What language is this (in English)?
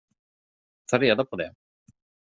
Swedish